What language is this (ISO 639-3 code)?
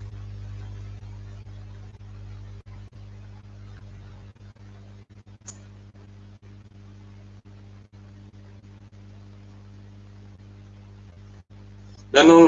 fra